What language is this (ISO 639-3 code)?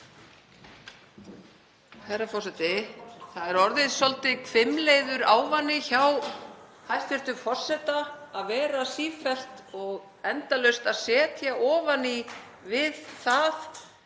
isl